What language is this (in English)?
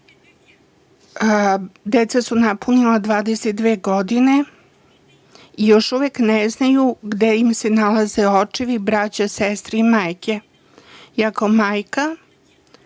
Serbian